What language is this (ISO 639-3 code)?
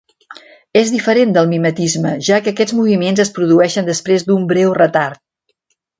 cat